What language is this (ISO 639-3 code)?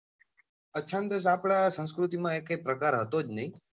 guj